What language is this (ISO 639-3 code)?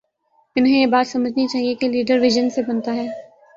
urd